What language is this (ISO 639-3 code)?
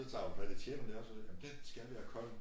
dan